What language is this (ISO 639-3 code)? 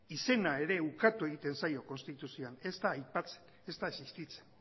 eus